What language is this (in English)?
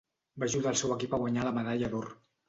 Catalan